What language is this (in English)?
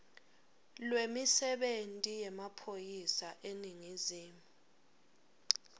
Swati